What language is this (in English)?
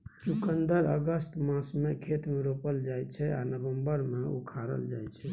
Maithili